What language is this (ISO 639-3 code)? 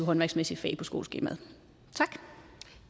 dan